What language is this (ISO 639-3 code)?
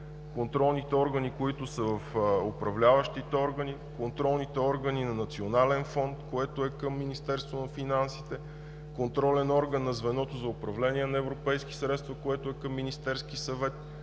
bul